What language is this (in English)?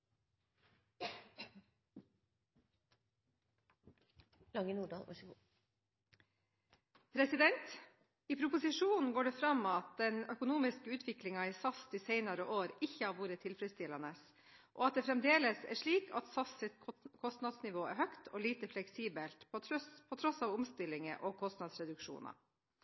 Norwegian Bokmål